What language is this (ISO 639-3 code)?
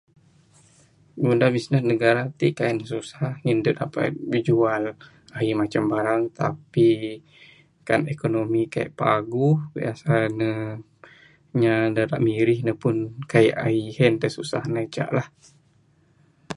sdo